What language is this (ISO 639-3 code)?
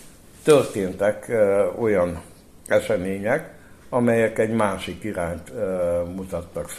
hun